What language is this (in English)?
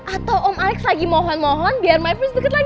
Indonesian